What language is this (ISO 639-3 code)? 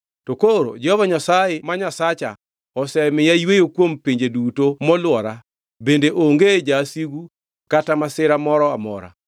luo